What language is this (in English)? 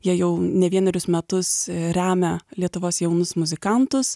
Lithuanian